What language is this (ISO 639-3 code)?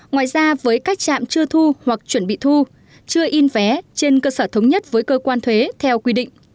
vie